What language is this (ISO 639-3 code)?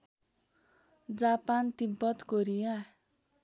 nep